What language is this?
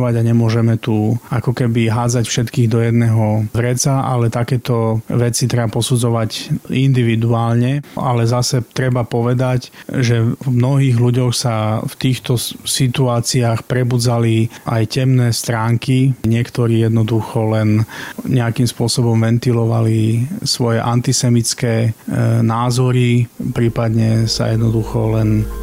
Slovak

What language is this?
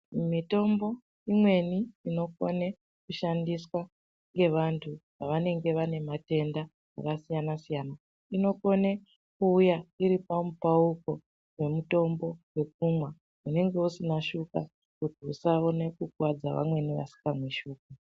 Ndau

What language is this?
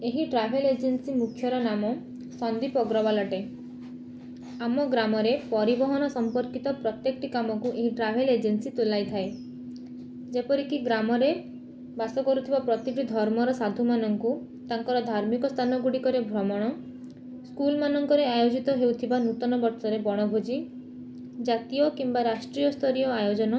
Odia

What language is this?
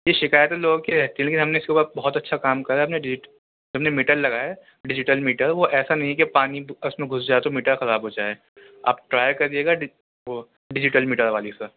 Urdu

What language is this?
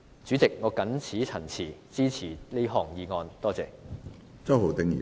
Cantonese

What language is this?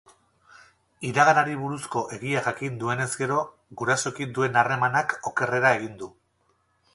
Basque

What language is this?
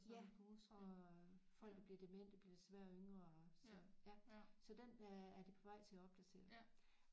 Danish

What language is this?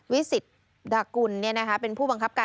Thai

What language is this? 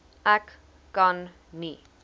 Afrikaans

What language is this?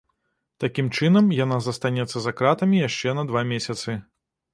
Belarusian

